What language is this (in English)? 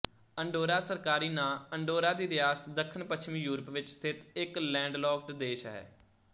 Punjabi